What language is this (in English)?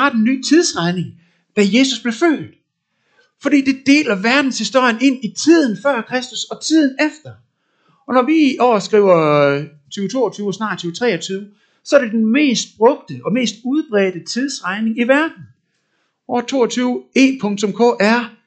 Danish